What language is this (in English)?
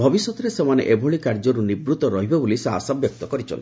Odia